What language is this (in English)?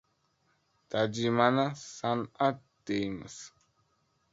Uzbek